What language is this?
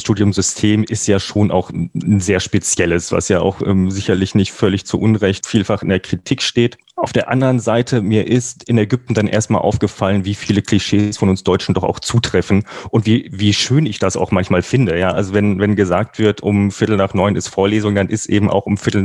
German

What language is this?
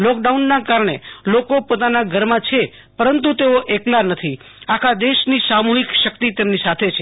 Gujarati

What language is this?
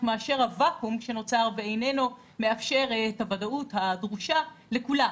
Hebrew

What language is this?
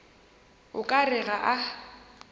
Northern Sotho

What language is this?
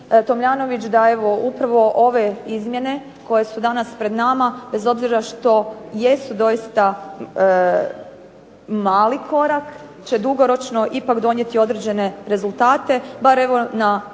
Croatian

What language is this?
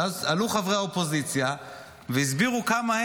Hebrew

